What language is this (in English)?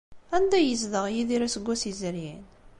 Kabyle